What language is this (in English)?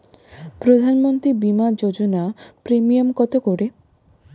Bangla